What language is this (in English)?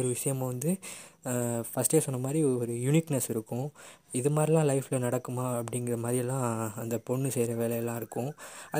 Tamil